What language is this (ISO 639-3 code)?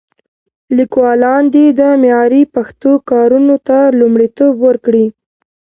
pus